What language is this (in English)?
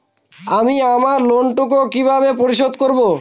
Bangla